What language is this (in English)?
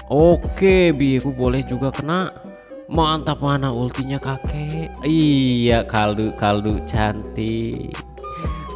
Indonesian